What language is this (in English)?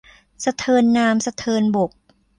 Thai